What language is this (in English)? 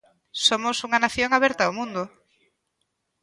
Galician